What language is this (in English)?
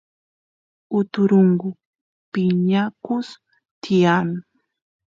Santiago del Estero Quichua